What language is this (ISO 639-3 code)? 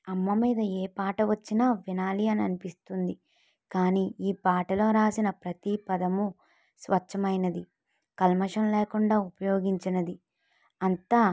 tel